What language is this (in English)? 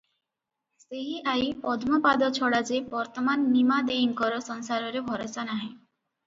Odia